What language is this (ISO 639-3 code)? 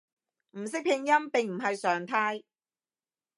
yue